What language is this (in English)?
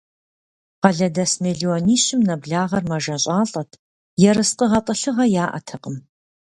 Kabardian